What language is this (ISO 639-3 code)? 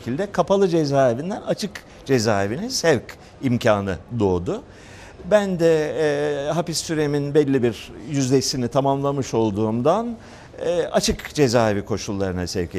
tur